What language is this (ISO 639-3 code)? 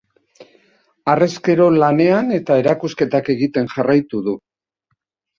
eus